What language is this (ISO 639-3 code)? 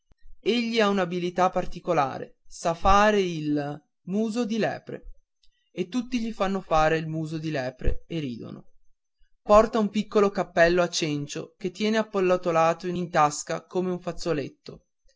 ita